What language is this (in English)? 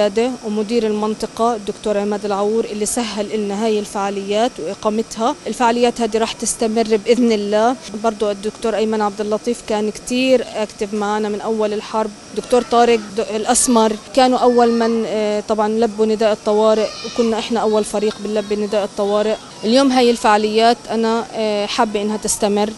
Arabic